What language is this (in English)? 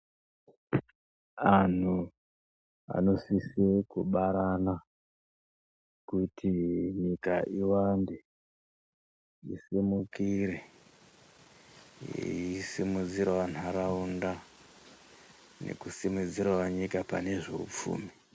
Ndau